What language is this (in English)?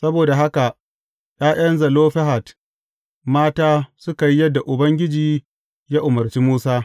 Hausa